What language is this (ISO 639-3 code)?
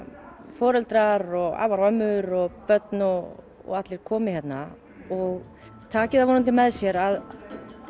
isl